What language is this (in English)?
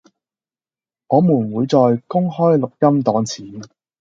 Cantonese